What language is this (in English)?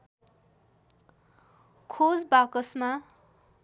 Nepali